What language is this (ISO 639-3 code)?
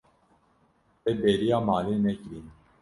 kur